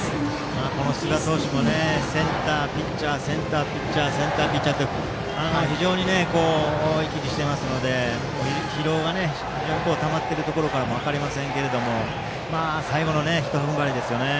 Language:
Japanese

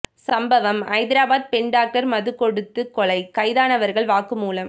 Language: Tamil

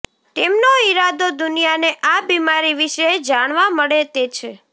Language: Gujarati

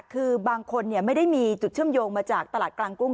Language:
Thai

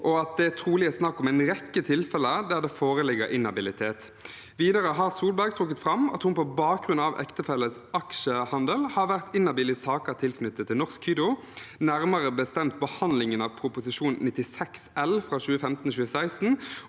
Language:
Norwegian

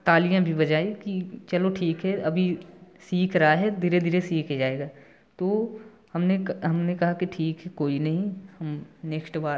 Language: Hindi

